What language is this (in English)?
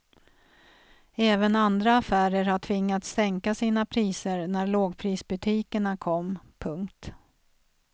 Swedish